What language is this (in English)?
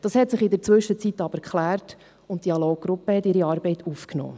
Swiss German